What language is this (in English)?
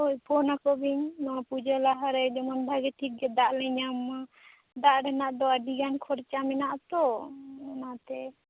Santali